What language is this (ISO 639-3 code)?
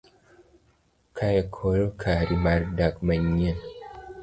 luo